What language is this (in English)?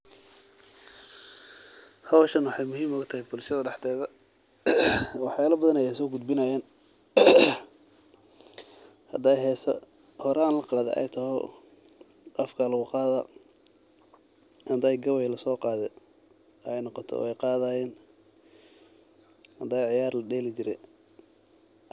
Somali